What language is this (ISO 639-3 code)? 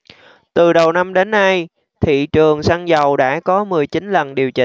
vie